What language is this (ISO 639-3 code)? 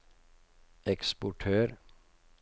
nor